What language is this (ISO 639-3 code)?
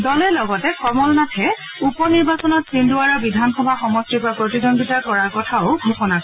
asm